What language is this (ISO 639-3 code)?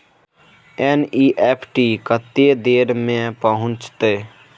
mai